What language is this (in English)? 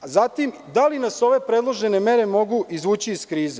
Serbian